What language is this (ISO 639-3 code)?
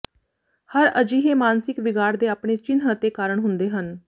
pan